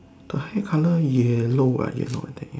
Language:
English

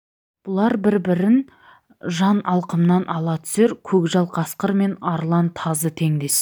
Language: Kazakh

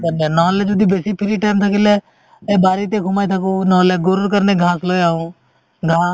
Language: Assamese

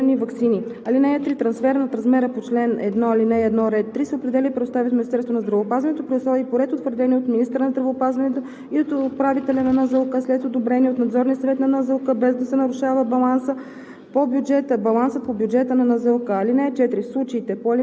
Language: Bulgarian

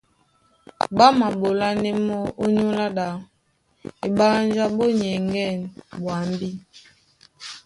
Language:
Duala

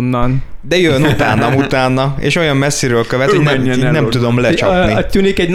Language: Hungarian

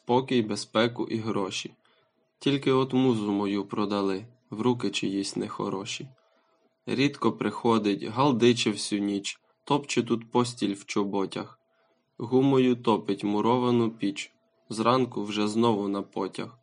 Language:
Ukrainian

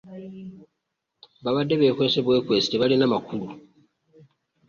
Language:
Ganda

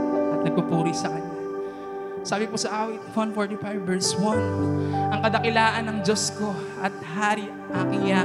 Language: Filipino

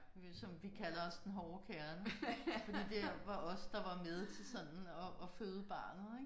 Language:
Danish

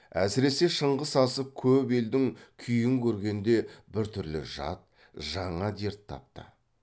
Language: Kazakh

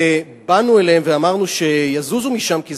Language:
Hebrew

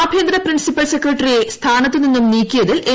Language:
Malayalam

